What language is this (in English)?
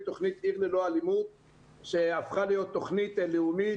Hebrew